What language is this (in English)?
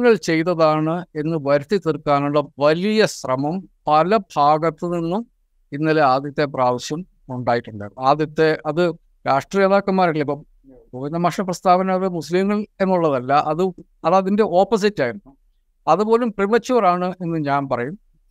Malayalam